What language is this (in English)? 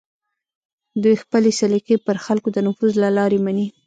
Pashto